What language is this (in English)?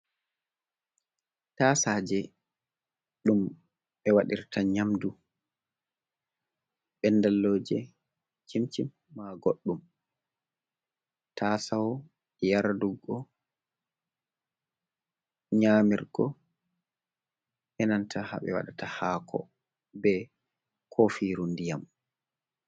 Fula